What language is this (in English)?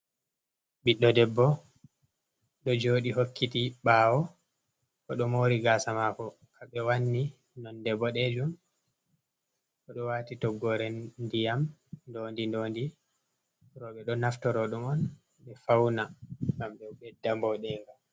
Fula